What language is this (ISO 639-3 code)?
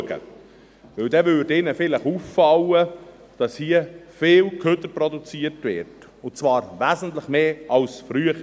gsw